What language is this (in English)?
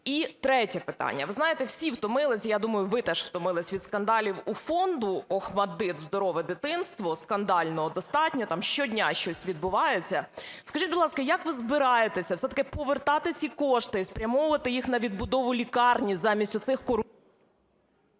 Ukrainian